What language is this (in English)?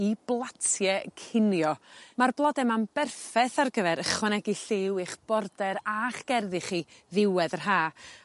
Welsh